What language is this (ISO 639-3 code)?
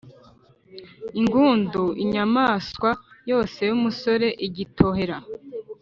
kin